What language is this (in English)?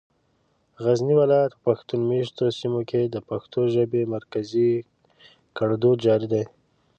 Pashto